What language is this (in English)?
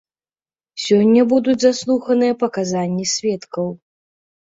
Belarusian